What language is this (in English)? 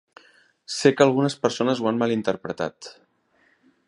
Catalan